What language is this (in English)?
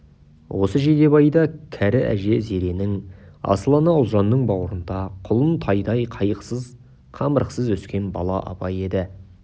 Kazakh